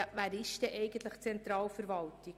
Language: Swiss German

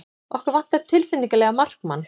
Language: Icelandic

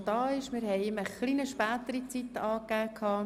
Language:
Swiss German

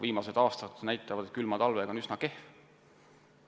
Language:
Estonian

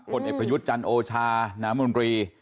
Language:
Thai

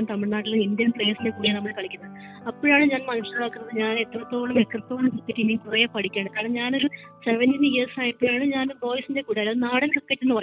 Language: Malayalam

